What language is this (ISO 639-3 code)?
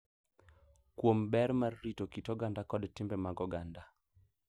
luo